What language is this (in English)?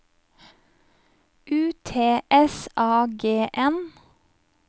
Norwegian